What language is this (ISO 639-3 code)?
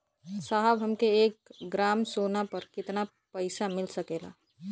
bho